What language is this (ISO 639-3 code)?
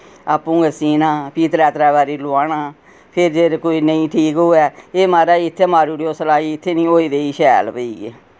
doi